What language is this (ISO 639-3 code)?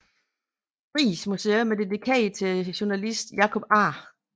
dan